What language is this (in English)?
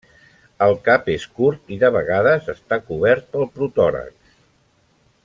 Catalan